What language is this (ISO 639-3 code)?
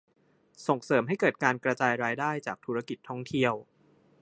tha